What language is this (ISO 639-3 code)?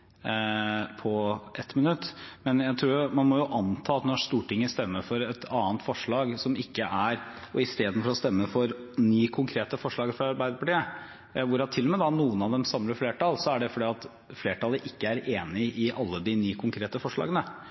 nob